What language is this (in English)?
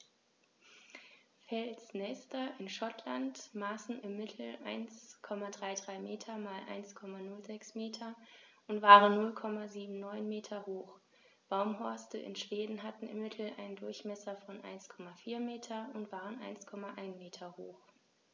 German